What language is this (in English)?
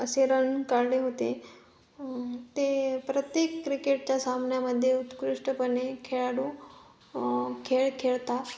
Marathi